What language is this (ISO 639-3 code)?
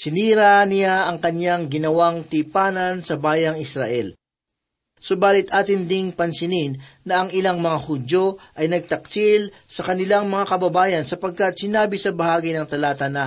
fil